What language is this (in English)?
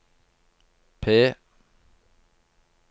Norwegian